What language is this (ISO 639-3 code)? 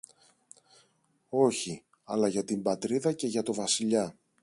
ell